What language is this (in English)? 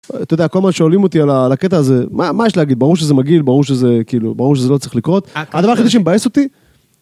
Hebrew